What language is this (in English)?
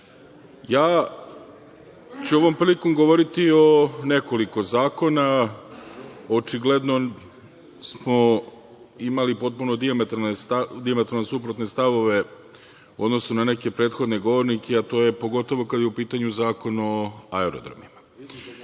Serbian